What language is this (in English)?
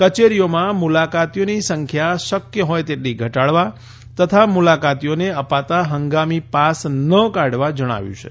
Gujarati